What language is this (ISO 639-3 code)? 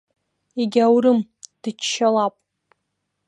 abk